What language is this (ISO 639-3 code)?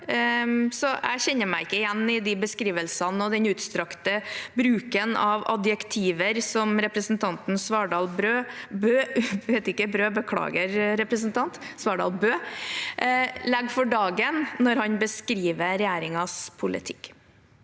nor